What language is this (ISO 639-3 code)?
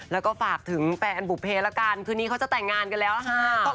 tha